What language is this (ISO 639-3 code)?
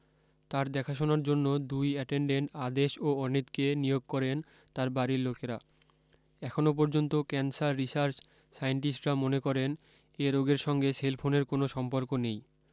ben